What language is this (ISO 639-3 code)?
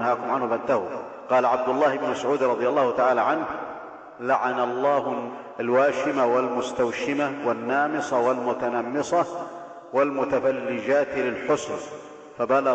ara